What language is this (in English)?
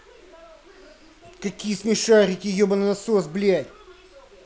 Russian